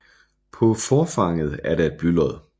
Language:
Danish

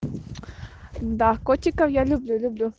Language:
Russian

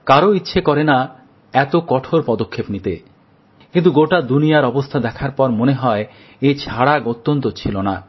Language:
Bangla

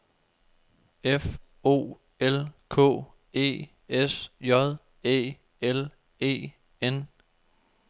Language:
Danish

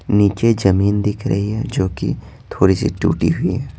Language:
Hindi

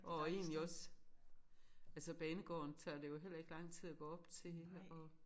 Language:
Danish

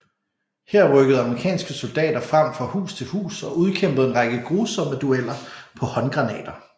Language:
Danish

